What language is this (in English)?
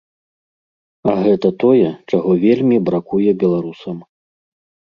Belarusian